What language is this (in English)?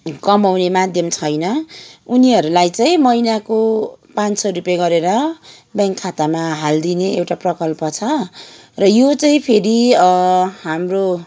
Nepali